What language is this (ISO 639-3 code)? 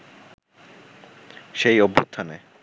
ben